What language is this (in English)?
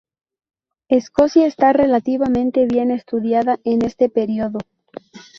Spanish